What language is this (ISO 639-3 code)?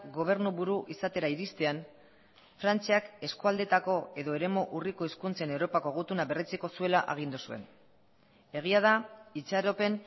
eus